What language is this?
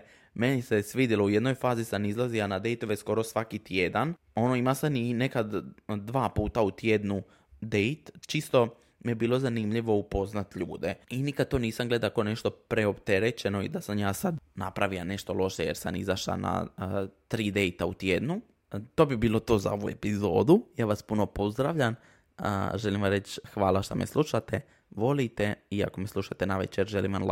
Croatian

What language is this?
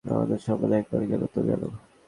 Bangla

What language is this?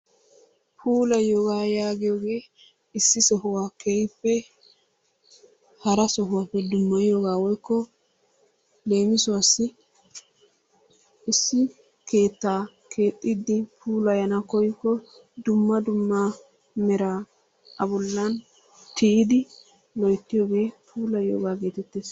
Wolaytta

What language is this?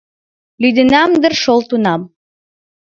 Mari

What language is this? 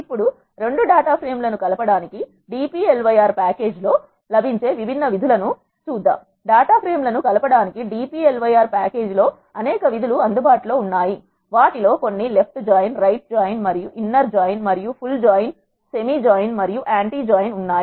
Telugu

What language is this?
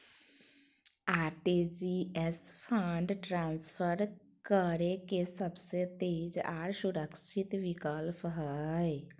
Magahi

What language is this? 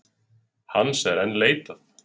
Icelandic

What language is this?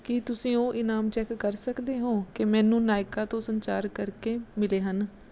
Punjabi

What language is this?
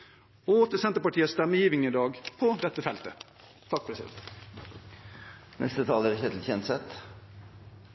Norwegian Bokmål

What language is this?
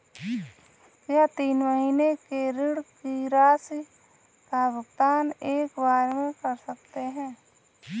Hindi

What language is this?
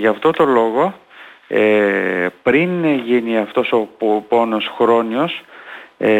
Greek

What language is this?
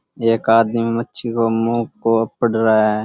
Rajasthani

